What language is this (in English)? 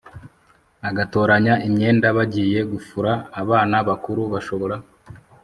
Kinyarwanda